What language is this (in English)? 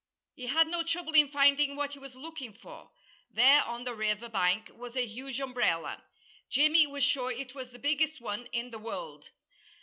English